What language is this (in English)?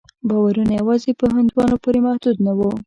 Pashto